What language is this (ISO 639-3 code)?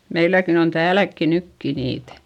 fin